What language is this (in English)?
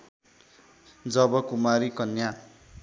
Nepali